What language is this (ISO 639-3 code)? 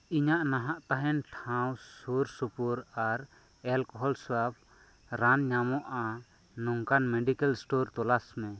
sat